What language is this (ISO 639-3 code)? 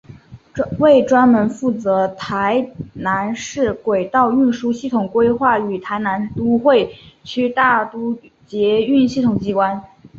zho